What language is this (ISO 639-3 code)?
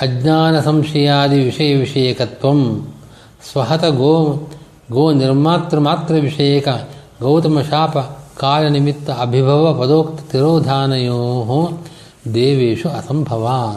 kan